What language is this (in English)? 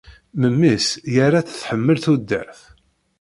Kabyle